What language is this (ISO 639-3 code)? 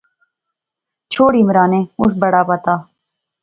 phr